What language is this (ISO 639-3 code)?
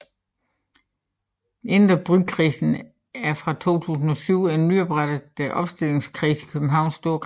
dan